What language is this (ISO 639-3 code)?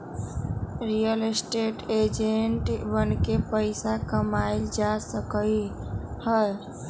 mag